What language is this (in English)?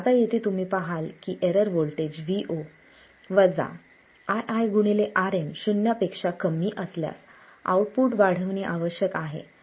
Marathi